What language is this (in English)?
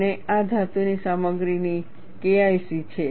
Gujarati